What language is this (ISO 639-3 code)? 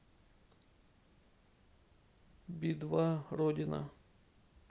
rus